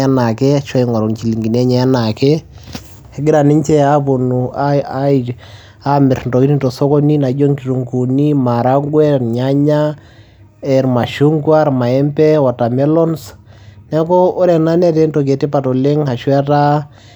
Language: Masai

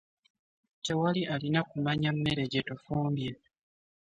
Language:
Ganda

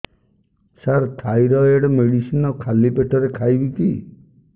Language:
Odia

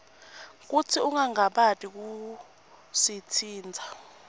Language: Swati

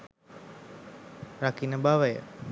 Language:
Sinhala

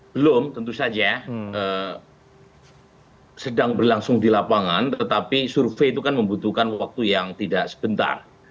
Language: Indonesian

